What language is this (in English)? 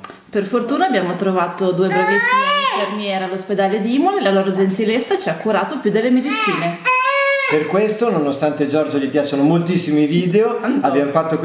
Italian